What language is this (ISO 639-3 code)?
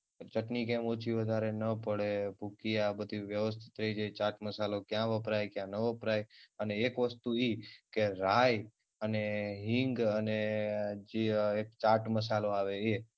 guj